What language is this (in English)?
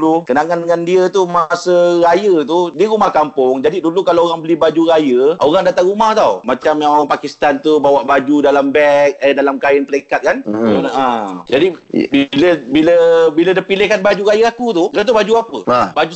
Malay